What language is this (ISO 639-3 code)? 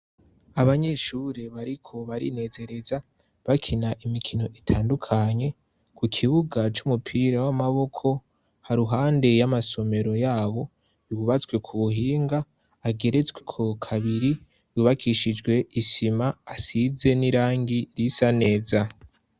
run